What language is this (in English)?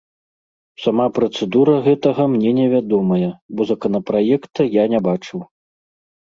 Belarusian